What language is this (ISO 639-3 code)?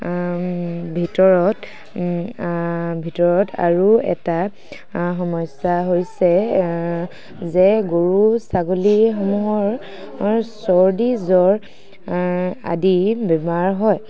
asm